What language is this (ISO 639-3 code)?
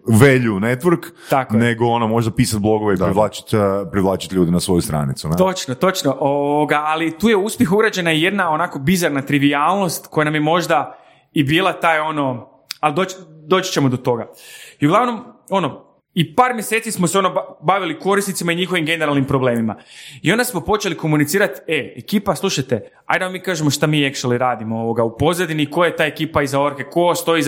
hrv